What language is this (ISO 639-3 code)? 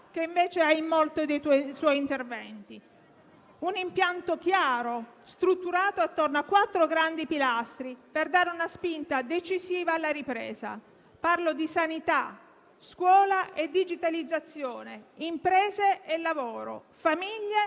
ita